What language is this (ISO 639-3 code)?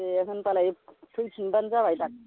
brx